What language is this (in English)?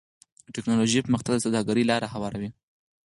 Pashto